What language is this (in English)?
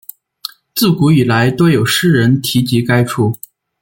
Chinese